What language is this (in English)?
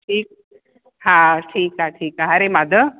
Sindhi